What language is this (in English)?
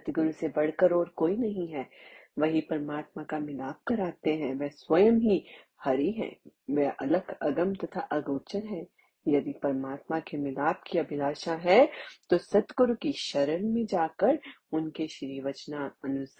Hindi